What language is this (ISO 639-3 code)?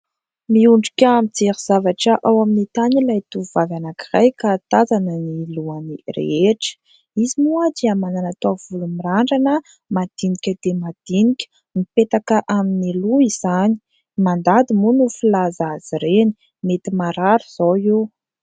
mlg